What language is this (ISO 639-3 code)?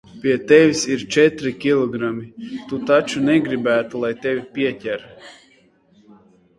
lav